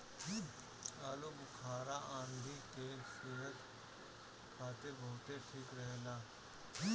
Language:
Bhojpuri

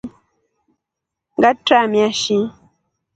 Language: Rombo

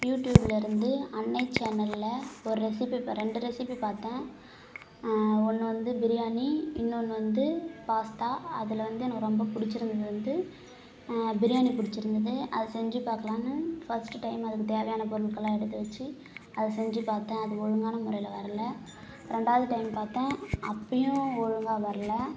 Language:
Tamil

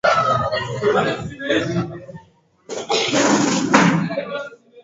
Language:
Swahili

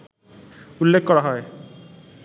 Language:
Bangla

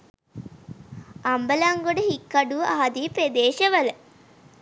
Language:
Sinhala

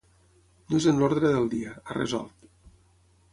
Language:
Catalan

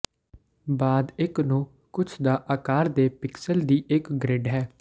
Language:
Punjabi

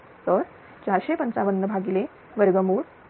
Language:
Marathi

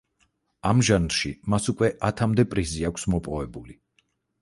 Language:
Georgian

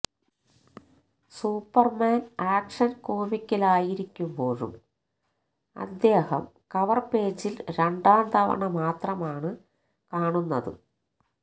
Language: Malayalam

